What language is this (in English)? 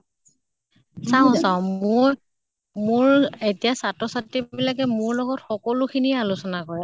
Assamese